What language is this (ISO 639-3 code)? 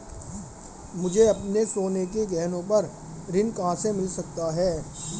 hin